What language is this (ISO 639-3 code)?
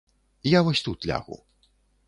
bel